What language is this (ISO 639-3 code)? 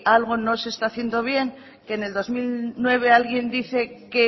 spa